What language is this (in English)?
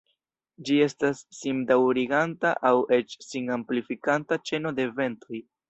Esperanto